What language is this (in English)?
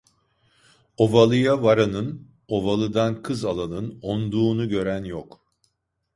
Turkish